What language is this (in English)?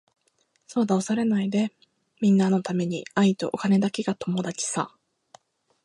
Japanese